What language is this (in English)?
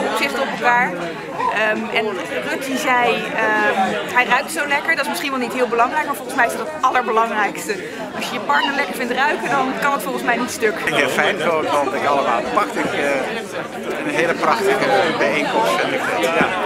Dutch